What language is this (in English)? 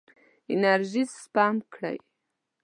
Pashto